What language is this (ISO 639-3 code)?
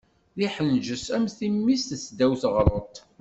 kab